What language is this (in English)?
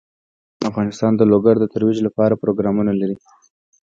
Pashto